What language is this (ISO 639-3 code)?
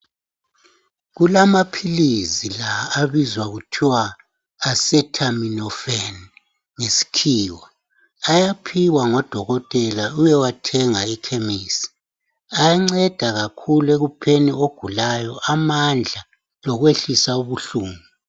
nde